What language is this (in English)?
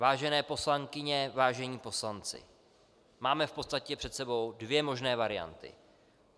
Czech